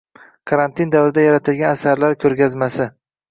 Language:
Uzbek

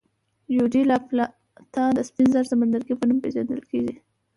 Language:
Pashto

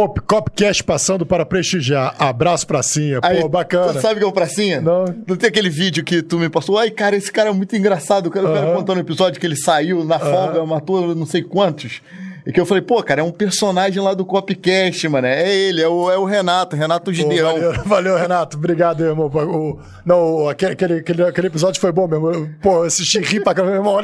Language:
Portuguese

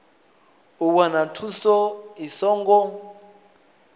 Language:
Venda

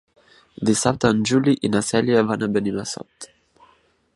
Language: Catalan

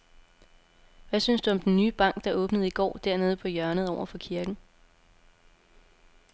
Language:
Danish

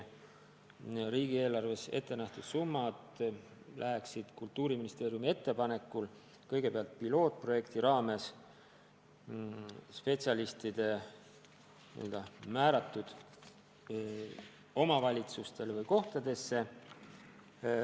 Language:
Estonian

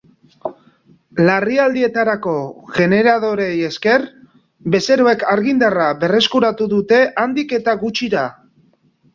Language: Basque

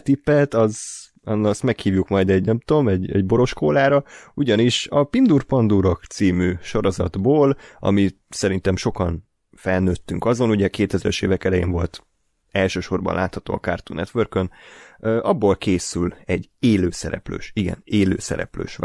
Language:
Hungarian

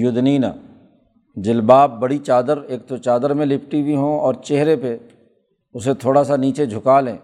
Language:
Urdu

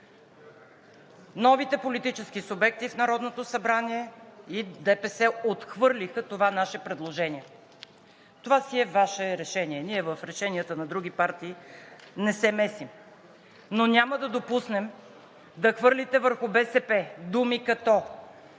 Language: Bulgarian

